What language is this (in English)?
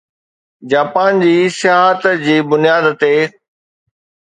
Sindhi